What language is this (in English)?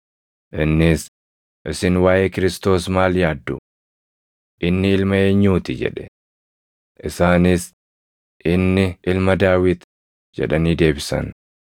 Oromo